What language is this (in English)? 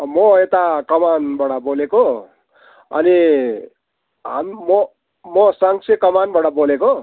Nepali